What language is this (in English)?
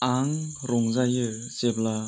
Bodo